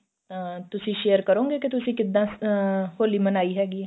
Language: Punjabi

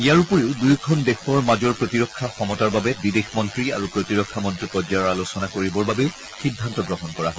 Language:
Assamese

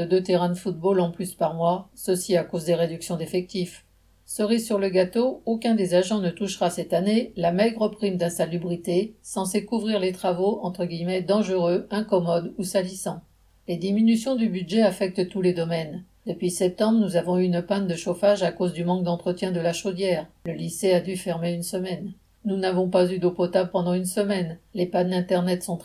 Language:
French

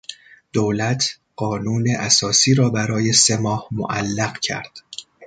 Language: Persian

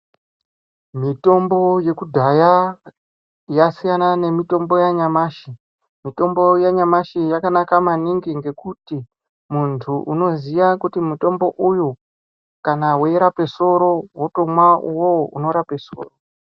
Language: Ndau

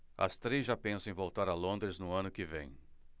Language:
Portuguese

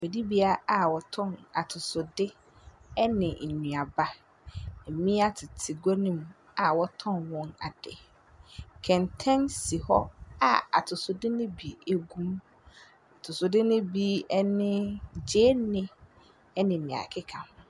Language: Akan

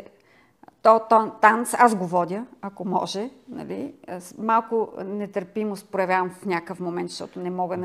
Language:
Bulgarian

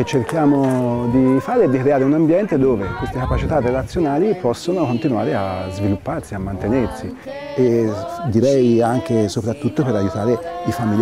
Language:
Italian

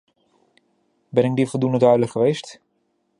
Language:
Dutch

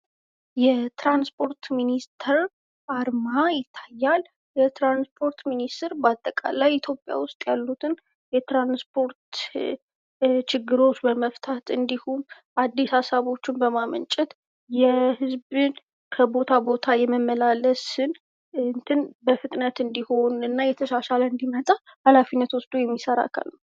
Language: Amharic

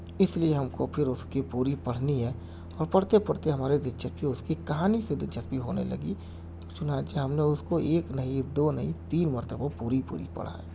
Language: Urdu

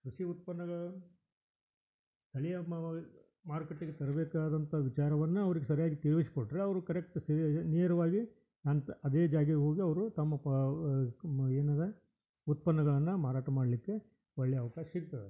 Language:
Kannada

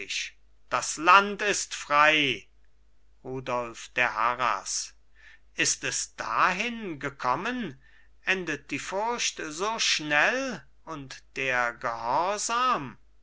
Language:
German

